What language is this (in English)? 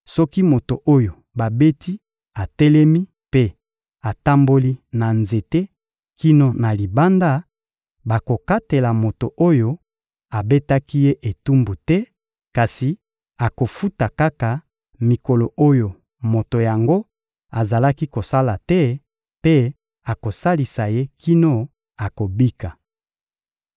Lingala